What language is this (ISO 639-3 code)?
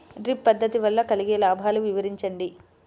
tel